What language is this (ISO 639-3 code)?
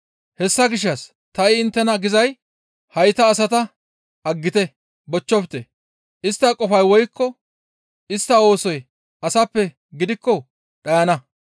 gmv